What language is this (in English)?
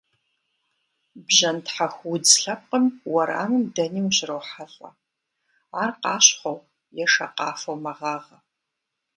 Kabardian